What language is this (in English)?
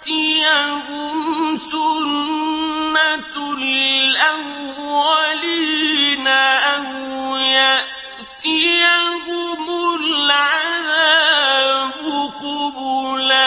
Arabic